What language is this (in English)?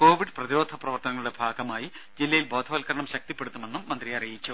Malayalam